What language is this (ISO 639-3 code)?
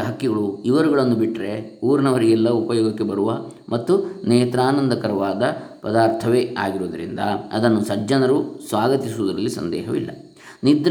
kan